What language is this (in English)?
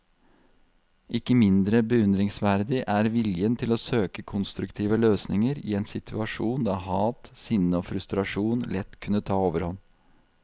Norwegian